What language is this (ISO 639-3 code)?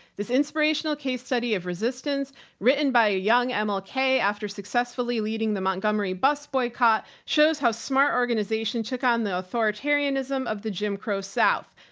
eng